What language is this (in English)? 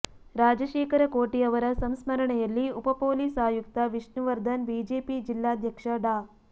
Kannada